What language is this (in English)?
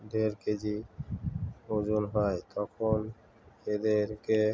Bangla